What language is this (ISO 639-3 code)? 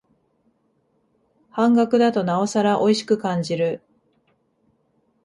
jpn